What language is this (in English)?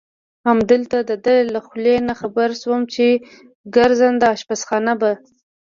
Pashto